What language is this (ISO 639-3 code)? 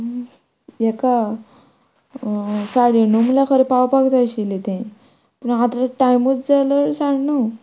kok